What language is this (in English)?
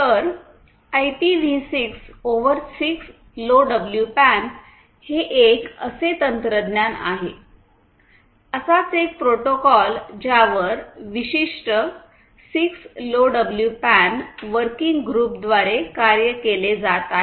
Marathi